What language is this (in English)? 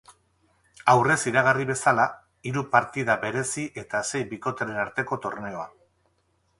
Basque